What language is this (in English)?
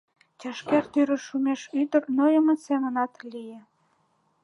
Mari